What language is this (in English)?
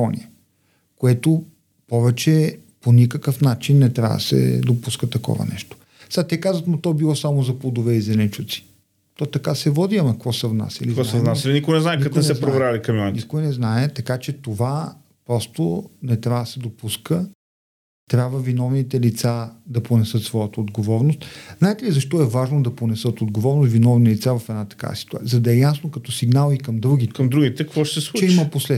Bulgarian